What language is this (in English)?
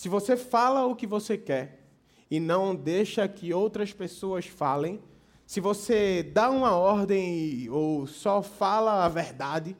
Portuguese